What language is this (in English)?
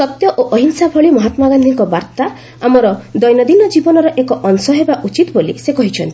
Odia